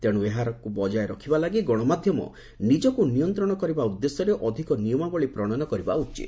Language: Odia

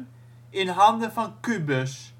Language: Dutch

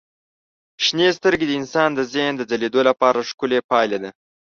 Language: Pashto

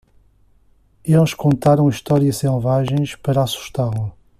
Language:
Portuguese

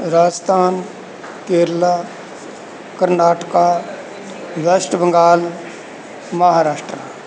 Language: Punjabi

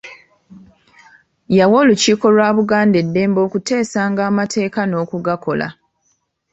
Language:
Ganda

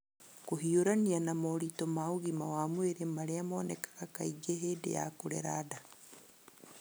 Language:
Kikuyu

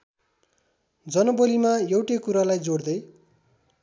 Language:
Nepali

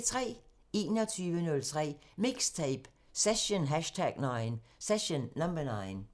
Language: Danish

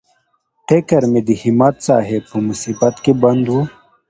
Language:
Pashto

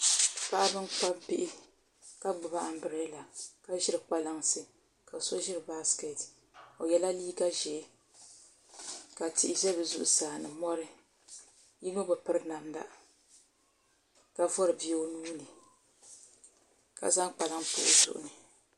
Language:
Dagbani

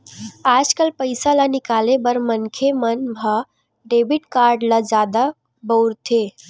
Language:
Chhattisgarhi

